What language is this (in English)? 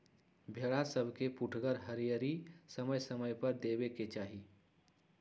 Magahi